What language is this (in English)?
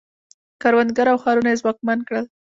Pashto